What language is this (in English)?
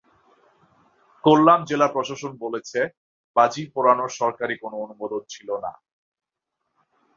Bangla